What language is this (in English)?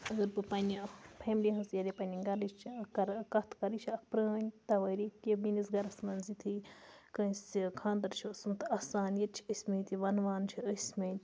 Kashmiri